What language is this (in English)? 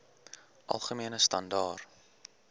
Afrikaans